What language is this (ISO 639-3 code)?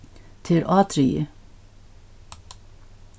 fao